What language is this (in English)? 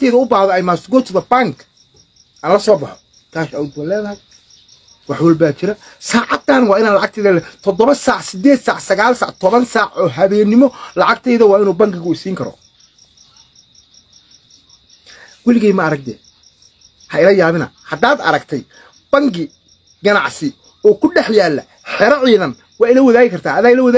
Arabic